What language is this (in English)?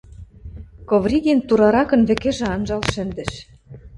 Western Mari